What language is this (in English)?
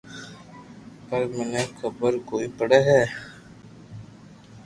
Loarki